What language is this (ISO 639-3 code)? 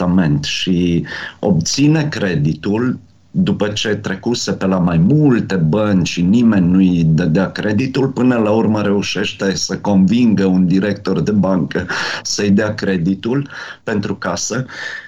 ron